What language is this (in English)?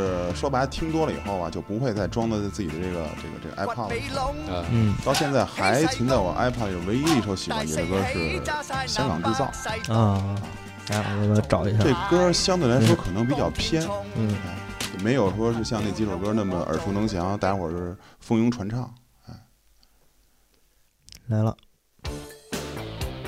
Chinese